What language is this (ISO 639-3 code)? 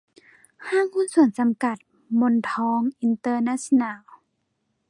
tha